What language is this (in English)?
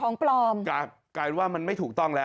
Thai